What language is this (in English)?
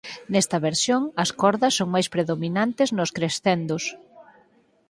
Galician